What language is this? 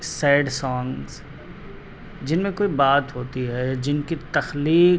Urdu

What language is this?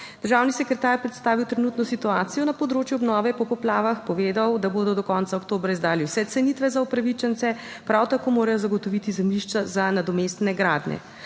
Slovenian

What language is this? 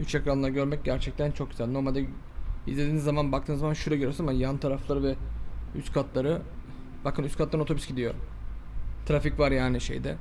Turkish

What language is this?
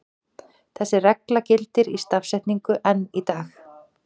Icelandic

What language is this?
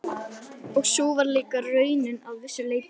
Icelandic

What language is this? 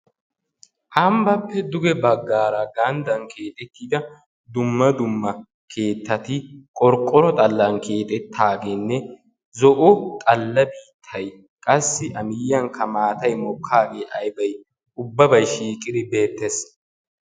Wolaytta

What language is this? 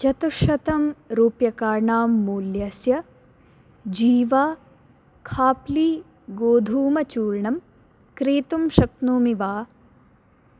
Sanskrit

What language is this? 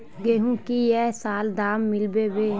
Magahi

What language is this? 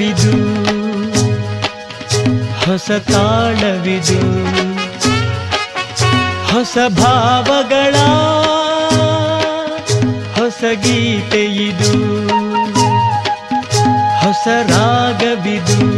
Kannada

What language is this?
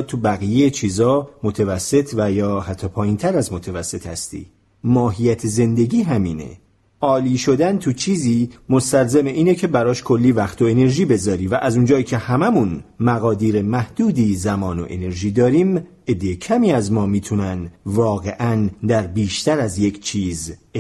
Persian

